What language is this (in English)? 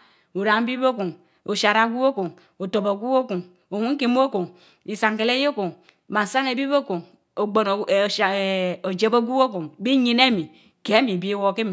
Mbe